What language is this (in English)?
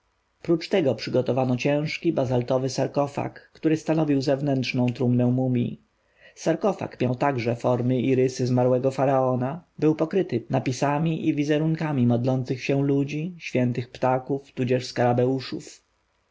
Polish